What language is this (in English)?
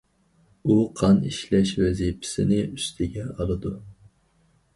Uyghur